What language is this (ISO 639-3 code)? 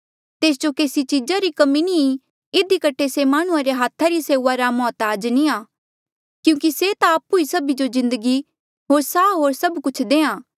mjl